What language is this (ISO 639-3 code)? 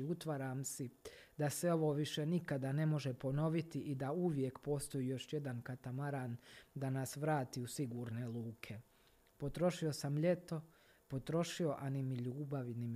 hrv